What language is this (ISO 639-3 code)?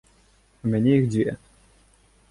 bel